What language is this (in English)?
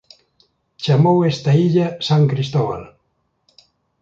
Galician